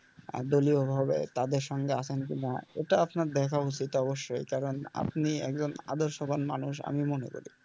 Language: Bangla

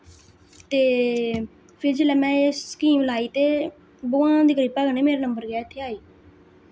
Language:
Dogri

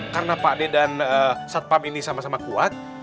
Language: Indonesian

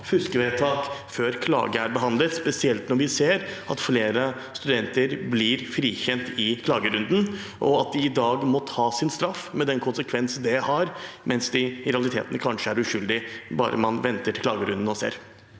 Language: Norwegian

